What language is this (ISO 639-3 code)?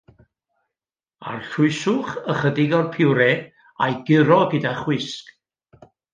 cym